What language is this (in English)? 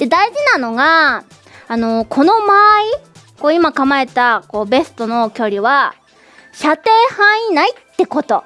Japanese